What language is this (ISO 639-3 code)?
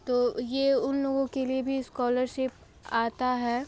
hin